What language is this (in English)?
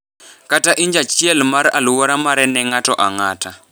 Luo (Kenya and Tanzania)